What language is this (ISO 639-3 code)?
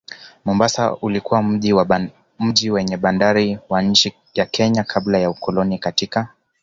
swa